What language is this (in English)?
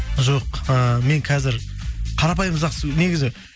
Kazakh